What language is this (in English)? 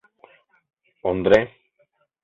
Mari